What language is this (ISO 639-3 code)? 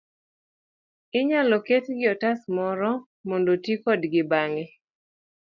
luo